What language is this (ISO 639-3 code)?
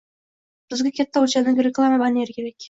uzb